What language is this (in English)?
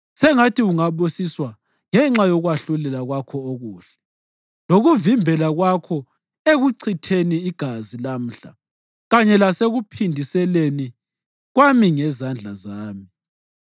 North Ndebele